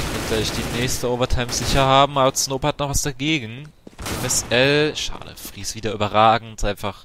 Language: German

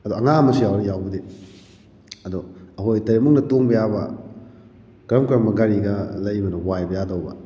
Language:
Manipuri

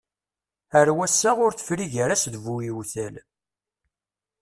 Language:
Kabyle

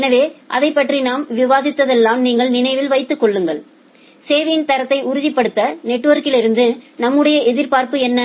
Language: Tamil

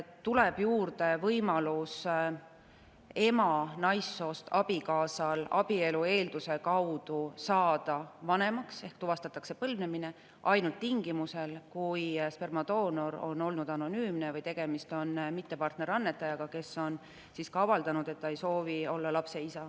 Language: Estonian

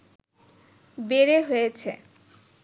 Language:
Bangla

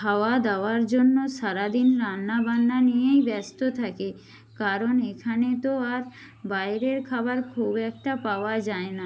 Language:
Bangla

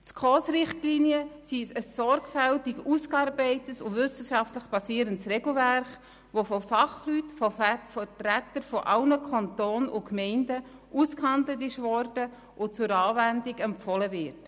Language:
Swiss German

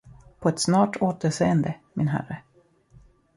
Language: Swedish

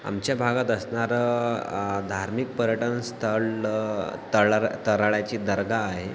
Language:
Marathi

